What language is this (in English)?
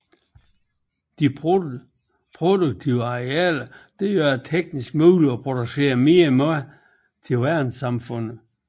Danish